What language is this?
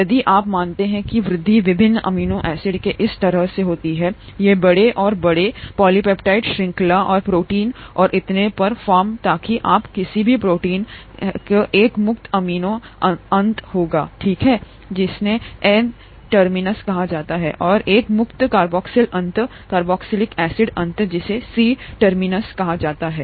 Hindi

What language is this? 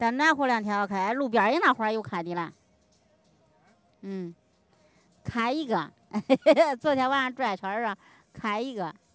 Chinese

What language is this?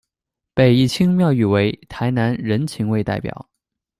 Chinese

